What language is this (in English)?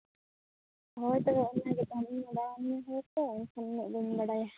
Santali